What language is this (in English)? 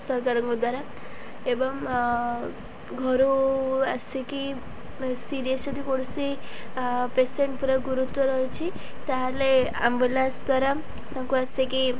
Odia